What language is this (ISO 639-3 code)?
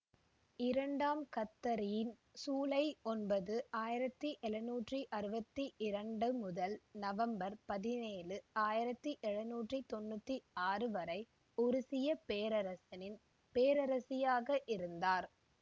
tam